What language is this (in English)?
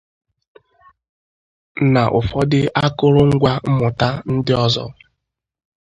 Igbo